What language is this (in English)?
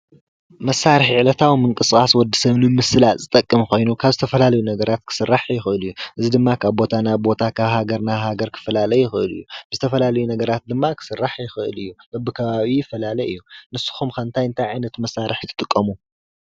Tigrinya